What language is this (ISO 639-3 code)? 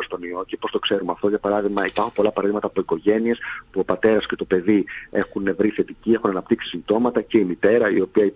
ell